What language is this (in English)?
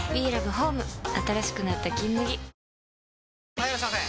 Japanese